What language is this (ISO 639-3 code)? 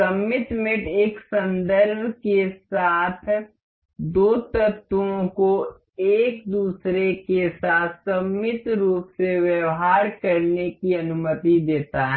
hin